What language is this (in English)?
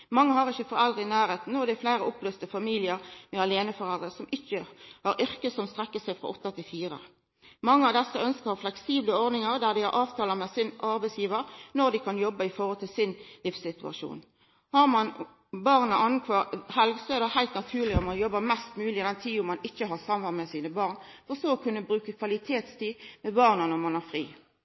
Norwegian Nynorsk